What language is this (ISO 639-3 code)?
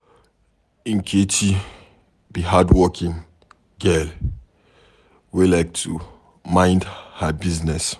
pcm